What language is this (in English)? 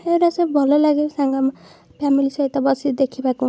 Odia